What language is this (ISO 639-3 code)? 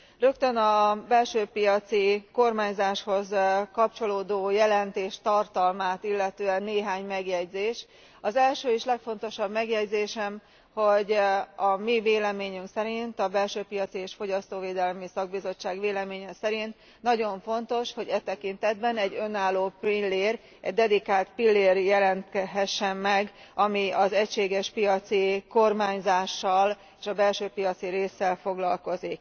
hun